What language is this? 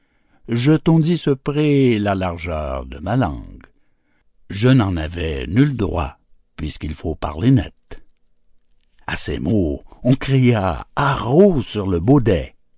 French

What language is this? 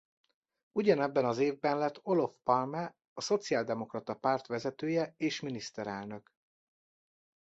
Hungarian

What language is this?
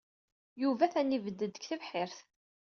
Kabyle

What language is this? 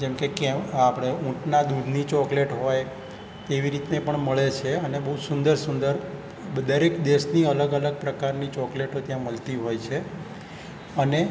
Gujarati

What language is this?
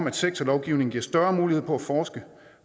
Danish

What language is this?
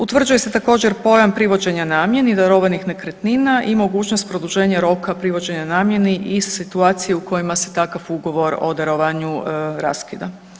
Croatian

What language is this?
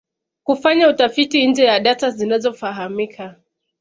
Swahili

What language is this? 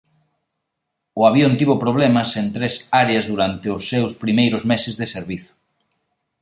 Galician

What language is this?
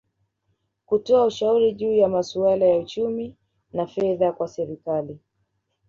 Swahili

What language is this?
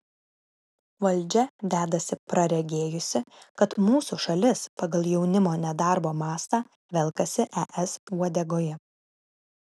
Lithuanian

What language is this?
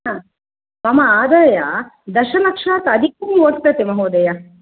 Sanskrit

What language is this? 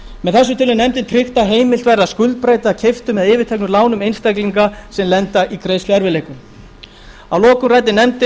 Icelandic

